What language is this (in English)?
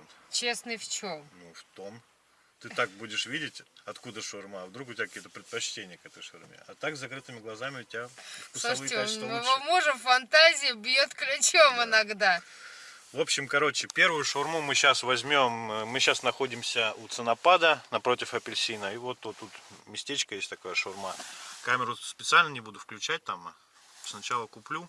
Russian